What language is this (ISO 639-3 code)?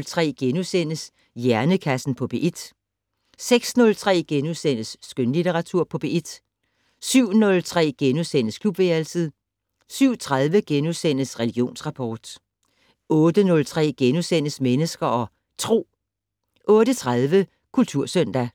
dan